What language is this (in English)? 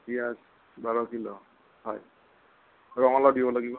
Assamese